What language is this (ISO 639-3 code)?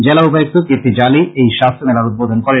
ben